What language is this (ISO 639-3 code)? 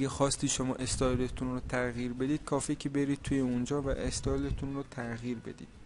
fas